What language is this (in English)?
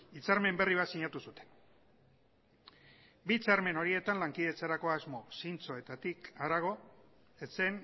Basque